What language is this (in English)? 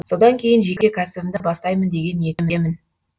Kazakh